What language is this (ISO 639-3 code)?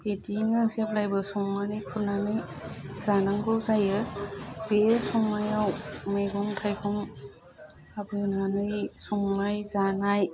brx